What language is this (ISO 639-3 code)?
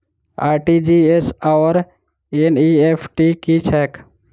mai